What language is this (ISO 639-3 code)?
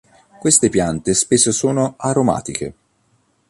ita